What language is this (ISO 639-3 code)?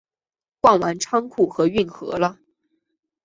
zho